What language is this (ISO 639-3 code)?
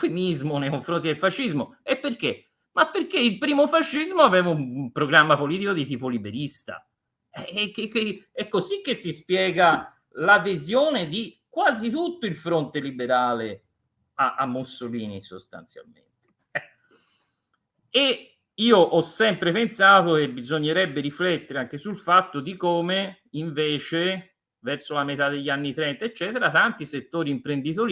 ita